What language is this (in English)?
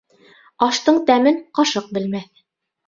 Bashkir